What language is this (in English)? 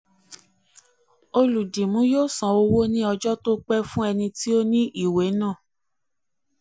Yoruba